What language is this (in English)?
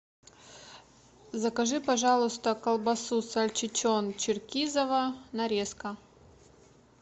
Russian